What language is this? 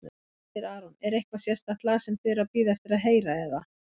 Icelandic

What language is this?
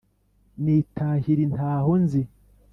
Kinyarwanda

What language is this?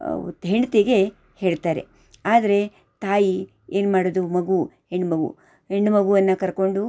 Kannada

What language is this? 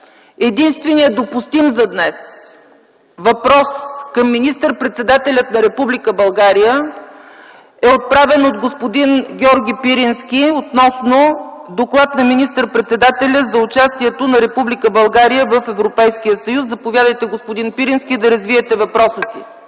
Bulgarian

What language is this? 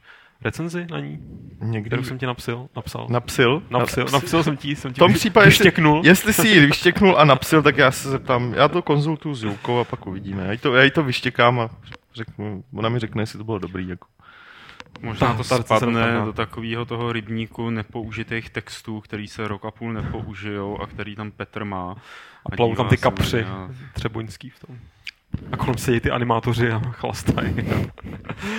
Czech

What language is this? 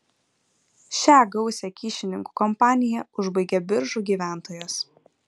Lithuanian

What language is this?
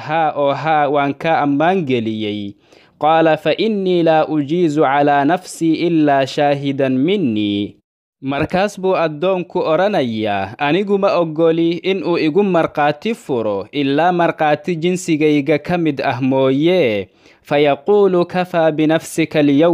Arabic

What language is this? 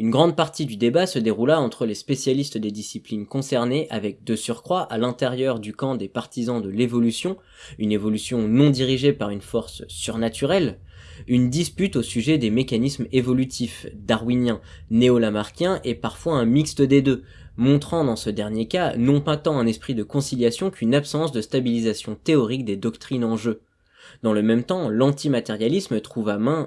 French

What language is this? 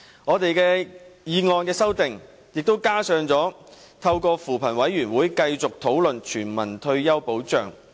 Cantonese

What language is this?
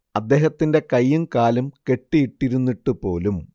Malayalam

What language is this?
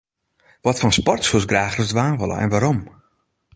Western Frisian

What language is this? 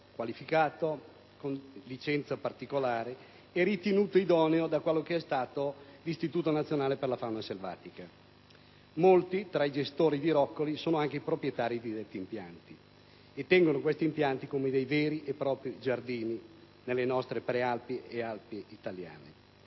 Italian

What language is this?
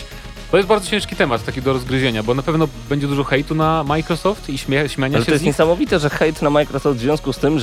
Polish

